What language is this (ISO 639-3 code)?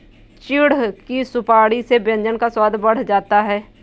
hin